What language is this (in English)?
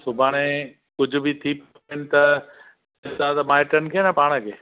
Sindhi